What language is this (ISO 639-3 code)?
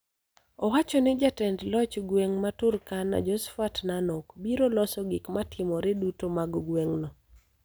luo